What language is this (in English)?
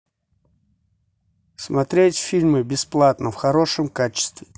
Russian